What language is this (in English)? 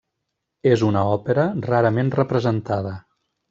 Catalan